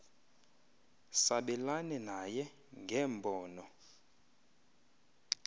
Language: Xhosa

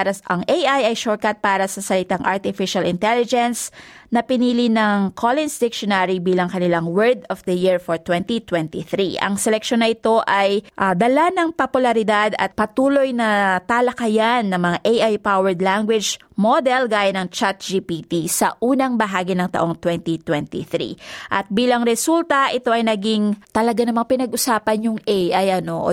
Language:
Filipino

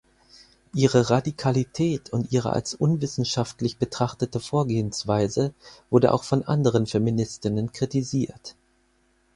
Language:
German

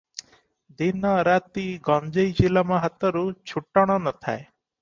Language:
Odia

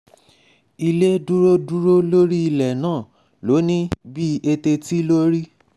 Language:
Yoruba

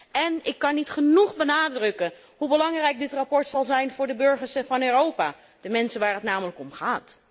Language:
Dutch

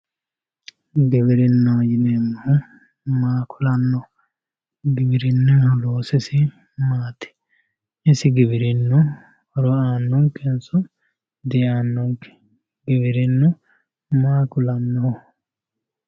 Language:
Sidamo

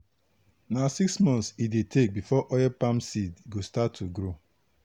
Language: Nigerian Pidgin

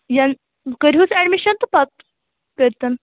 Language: Kashmiri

